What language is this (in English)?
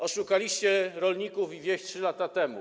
Polish